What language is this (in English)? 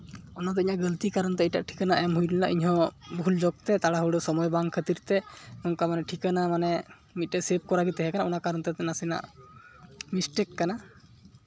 Santali